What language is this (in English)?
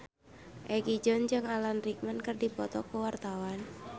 Sundanese